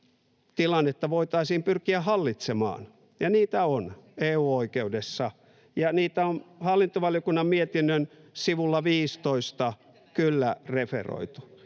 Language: Finnish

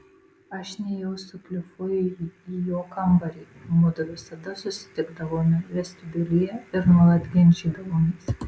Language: Lithuanian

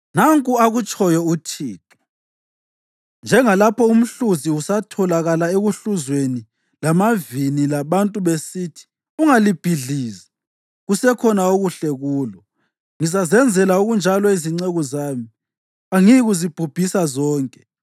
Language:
North Ndebele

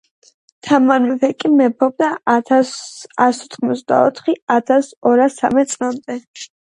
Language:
Georgian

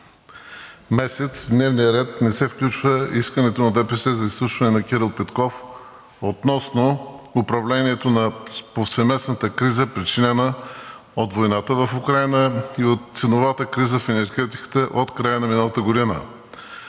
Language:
Bulgarian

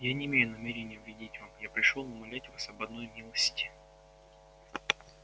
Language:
Russian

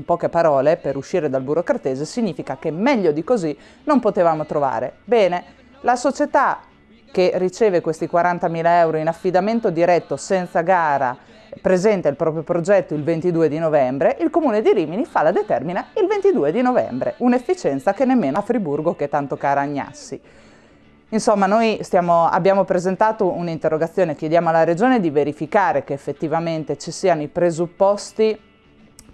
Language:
Italian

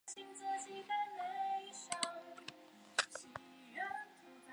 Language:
Chinese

